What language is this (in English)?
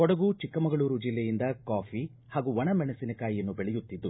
Kannada